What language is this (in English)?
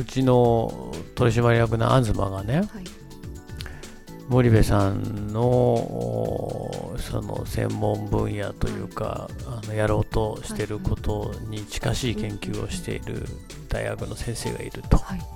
Japanese